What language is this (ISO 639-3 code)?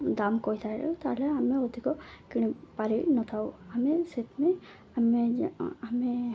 ori